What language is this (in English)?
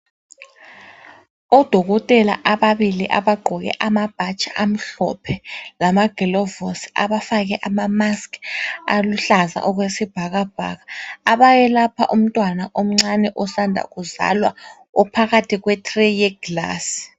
North Ndebele